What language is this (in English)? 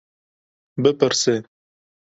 Kurdish